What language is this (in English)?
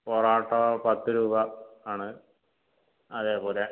Malayalam